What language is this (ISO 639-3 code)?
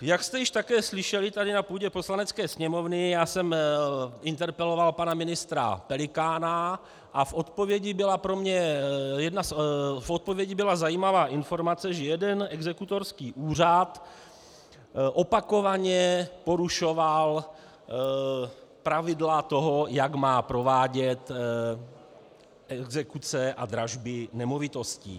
ces